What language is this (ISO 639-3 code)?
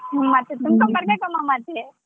kan